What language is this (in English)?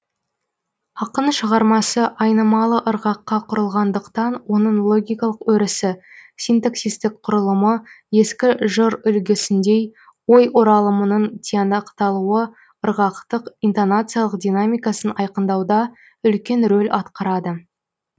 Kazakh